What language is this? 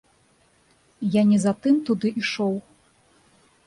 Belarusian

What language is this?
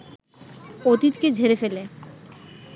Bangla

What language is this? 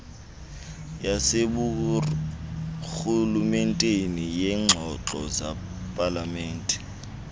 Xhosa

